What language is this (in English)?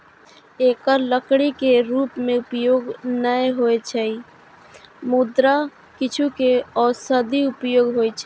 Maithili